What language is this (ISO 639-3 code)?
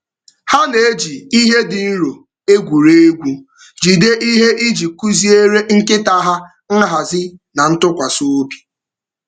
ibo